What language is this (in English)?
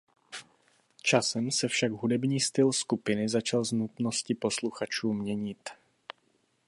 Czech